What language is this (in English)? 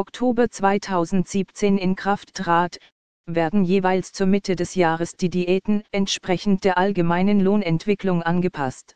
German